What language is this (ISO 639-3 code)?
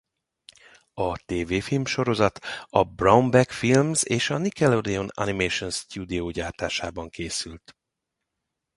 hun